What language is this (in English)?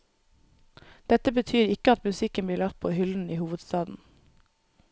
Norwegian